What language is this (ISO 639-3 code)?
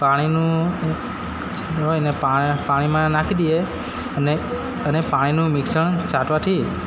guj